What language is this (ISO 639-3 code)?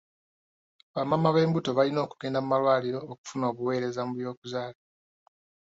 lug